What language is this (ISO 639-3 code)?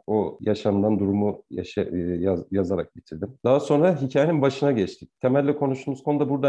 tur